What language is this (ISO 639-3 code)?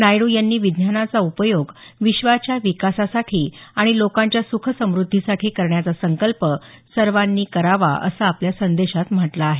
mar